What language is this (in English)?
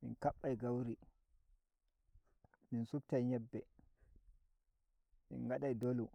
Nigerian Fulfulde